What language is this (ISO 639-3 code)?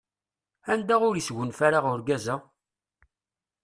kab